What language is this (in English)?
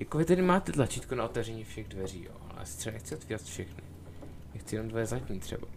Czech